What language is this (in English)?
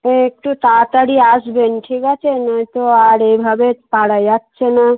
Bangla